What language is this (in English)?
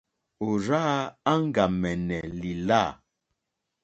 Mokpwe